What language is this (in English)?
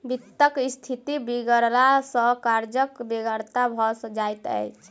Maithili